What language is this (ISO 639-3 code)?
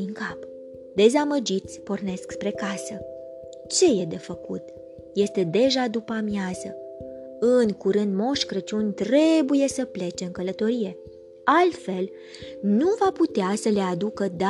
ron